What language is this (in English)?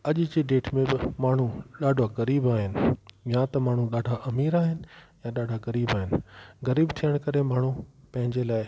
Sindhi